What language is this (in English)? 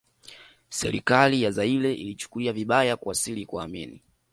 Swahili